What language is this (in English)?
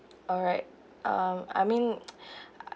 English